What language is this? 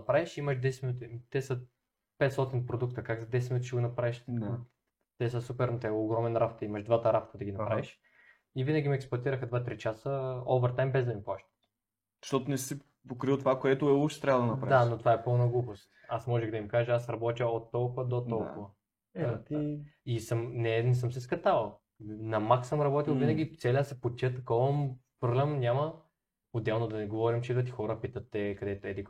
Bulgarian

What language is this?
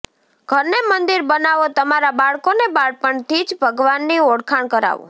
Gujarati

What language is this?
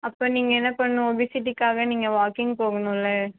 Tamil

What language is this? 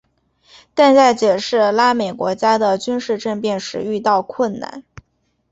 Chinese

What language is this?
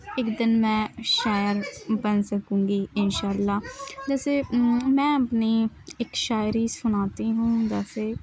Urdu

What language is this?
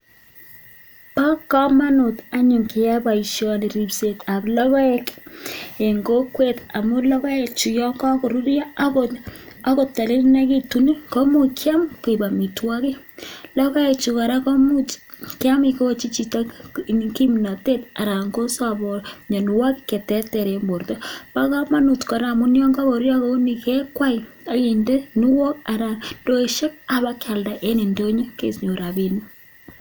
Kalenjin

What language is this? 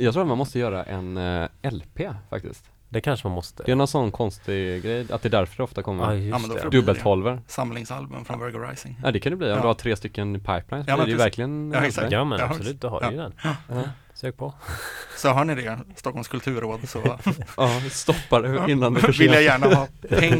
Swedish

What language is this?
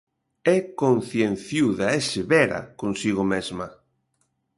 Galician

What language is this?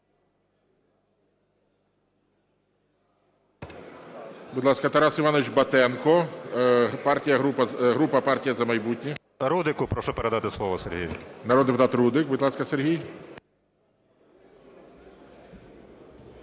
Ukrainian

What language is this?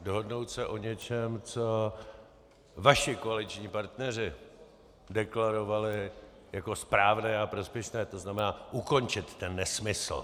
Czech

